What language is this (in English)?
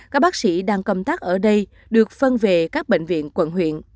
Vietnamese